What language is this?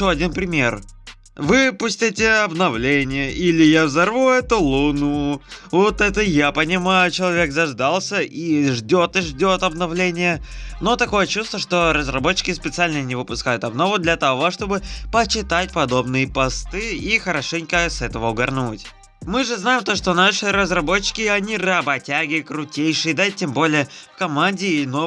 Russian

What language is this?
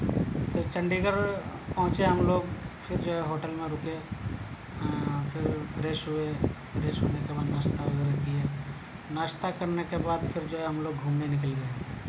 Urdu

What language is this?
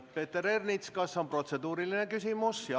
Estonian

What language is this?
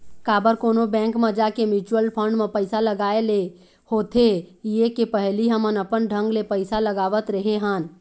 Chhattisgarhi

